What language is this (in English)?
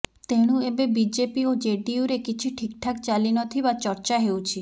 Odia